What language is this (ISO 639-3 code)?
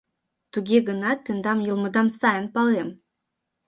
chm